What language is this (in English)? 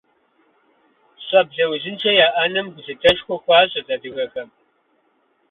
Kabardian